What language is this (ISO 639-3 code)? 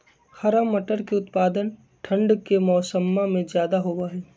mag